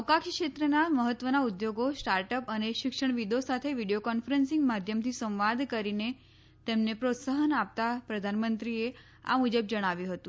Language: Gujarati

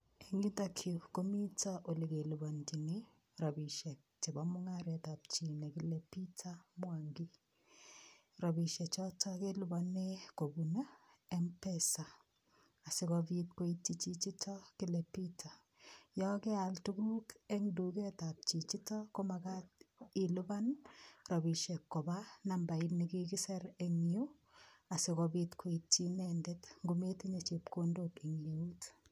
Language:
Kalenjin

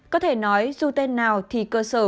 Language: Vietnamese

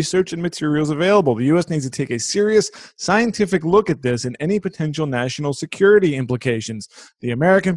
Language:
English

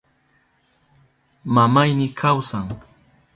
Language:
Southern Pastaza Quechua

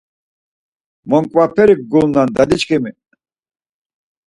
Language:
Laz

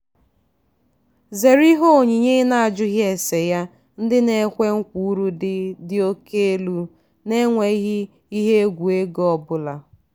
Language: Igbo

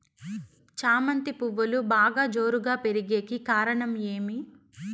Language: Telugu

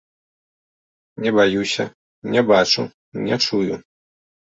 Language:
Belarusian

